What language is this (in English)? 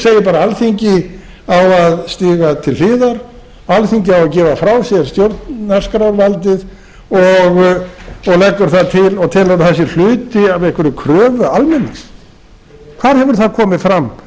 Icelandic